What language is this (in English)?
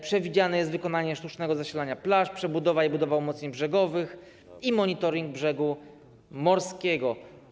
Polish